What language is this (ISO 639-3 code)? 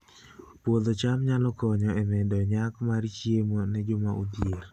luo